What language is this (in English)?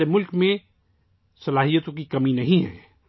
Urdu